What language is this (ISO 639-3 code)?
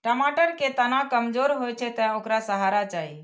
mai